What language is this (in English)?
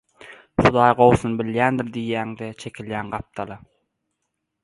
Turkmen